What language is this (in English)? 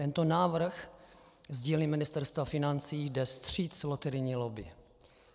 Czech